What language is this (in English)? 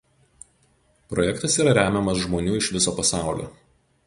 Lithuanian